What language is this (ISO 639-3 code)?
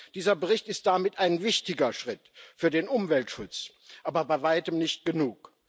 deu